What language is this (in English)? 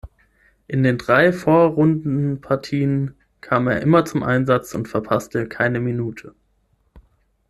German